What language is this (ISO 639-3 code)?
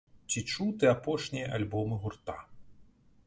bel